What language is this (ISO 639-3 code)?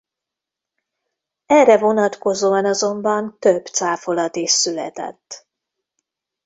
hun